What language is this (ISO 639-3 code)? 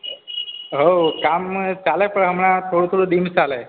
guj